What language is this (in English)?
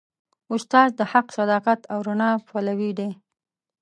Pashto